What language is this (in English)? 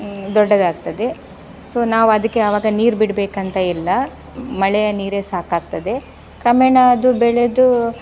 Kannada